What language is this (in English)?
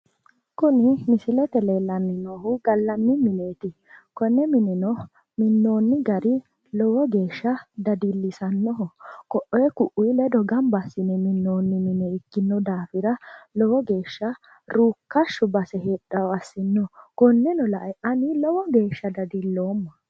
Sidamo